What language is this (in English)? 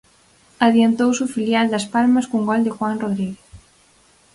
Galician